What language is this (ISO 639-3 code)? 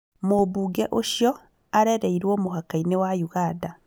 kik